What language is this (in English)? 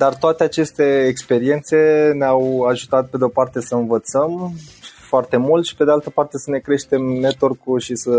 Romanian